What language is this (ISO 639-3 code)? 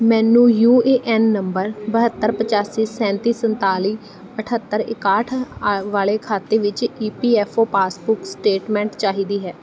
pan